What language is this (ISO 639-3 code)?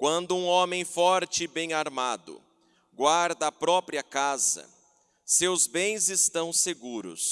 por